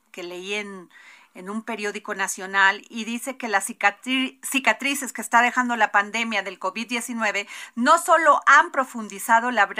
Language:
Spanish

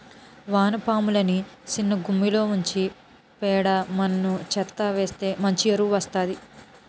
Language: Telugu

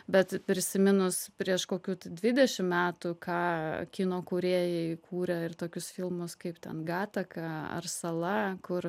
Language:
Lithuanian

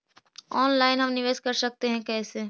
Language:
Magahi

